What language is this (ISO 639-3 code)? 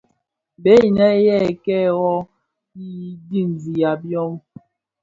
ksf